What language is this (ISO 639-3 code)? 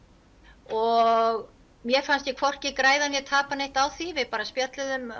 isl